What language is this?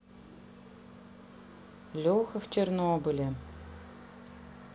Russian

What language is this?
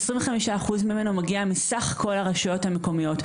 Hebrew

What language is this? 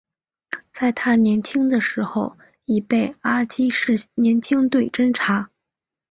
Chinese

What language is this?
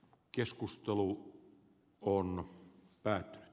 Finnish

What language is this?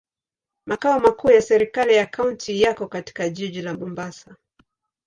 Swahili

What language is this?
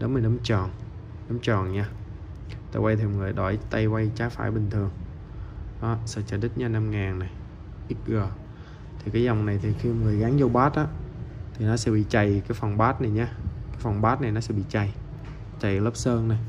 Vietnamese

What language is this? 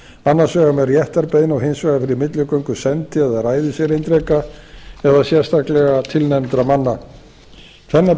Icelandic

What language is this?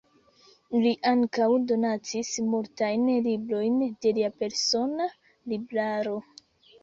Esperanto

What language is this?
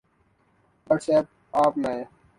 Urdu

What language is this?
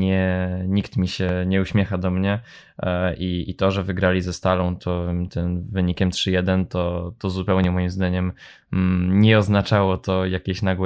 Polish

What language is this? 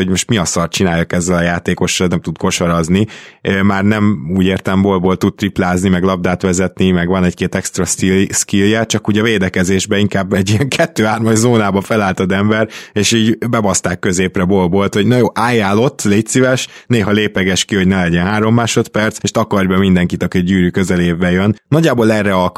Hungarian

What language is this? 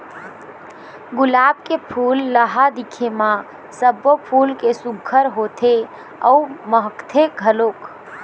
Chhattisgarhi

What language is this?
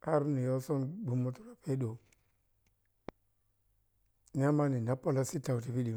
Piya-Kwonci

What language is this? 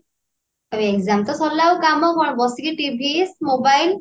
Odia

